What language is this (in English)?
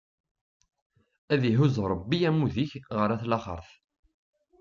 Kabyle